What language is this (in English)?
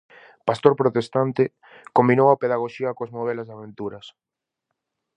Galician